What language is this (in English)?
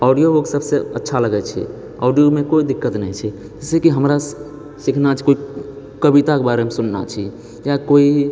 Maithili